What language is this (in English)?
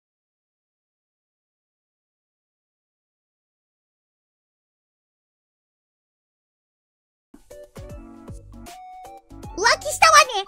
Japanese